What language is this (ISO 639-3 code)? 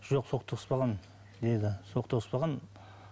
kaz